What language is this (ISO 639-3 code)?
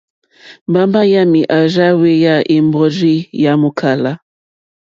bri